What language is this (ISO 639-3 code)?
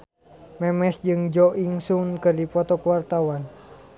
sun